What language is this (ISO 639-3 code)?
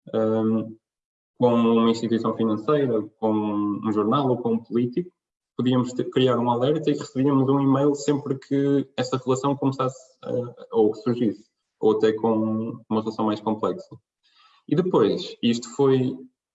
por